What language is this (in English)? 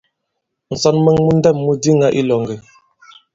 Bankon